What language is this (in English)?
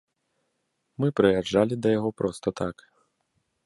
Belarusian